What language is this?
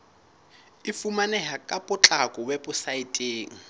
Southern Sotho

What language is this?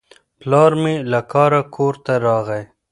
Pashto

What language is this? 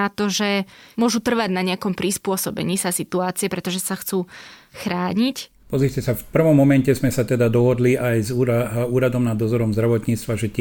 Slovak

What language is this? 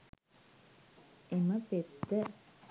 Sinhala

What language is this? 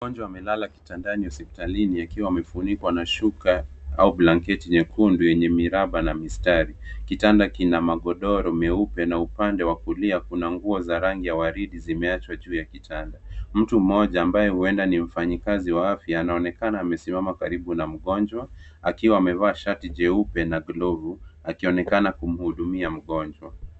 Swahili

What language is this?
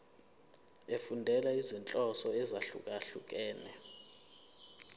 Zulu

